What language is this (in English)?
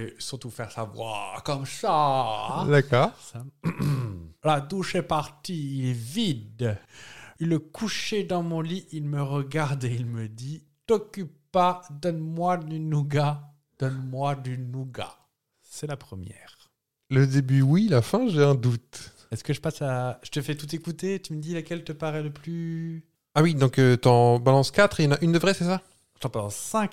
French